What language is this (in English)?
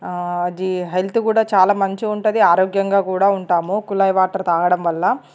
Telugu